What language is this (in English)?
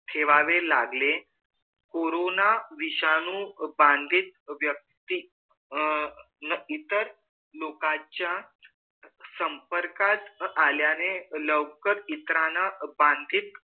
Marathi